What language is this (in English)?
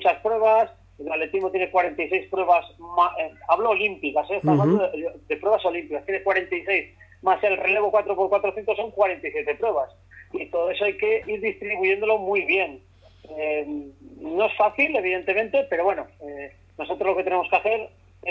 Spanish